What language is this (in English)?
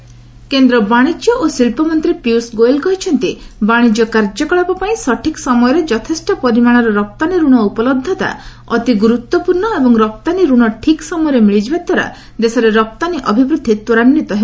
Odia